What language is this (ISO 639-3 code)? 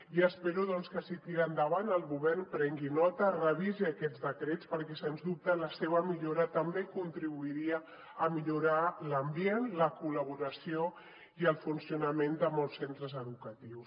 cat